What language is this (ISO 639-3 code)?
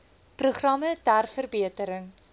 afr